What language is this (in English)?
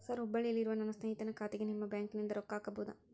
Kannada